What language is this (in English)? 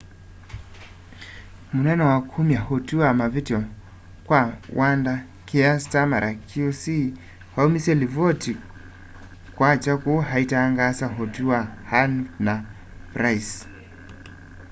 Kamba